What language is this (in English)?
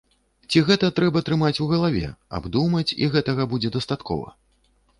Belarusian